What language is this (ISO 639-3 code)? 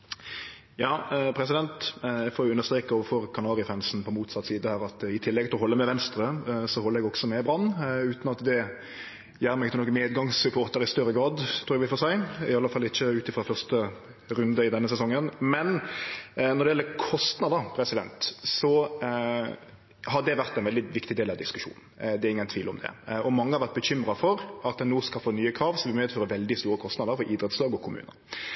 nno